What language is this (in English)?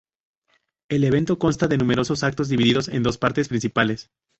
Spanish